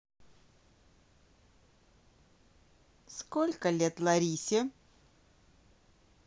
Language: Russian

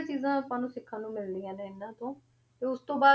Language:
Punjabi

